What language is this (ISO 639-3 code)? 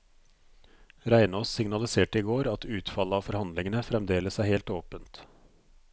nor